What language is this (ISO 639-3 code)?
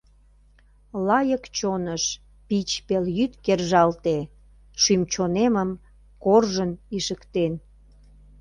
chm